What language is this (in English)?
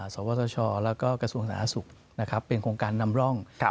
Thai